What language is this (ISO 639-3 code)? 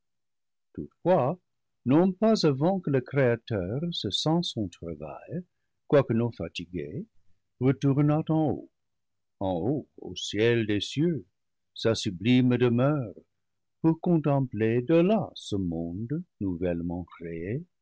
fra